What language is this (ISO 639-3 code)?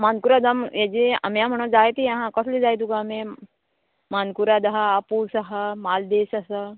kok